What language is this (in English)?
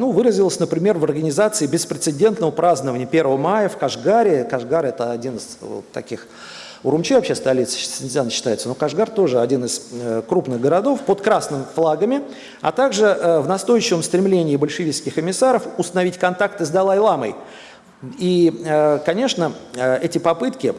Russian